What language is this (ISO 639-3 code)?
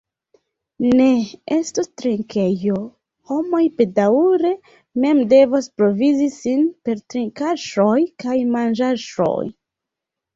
epo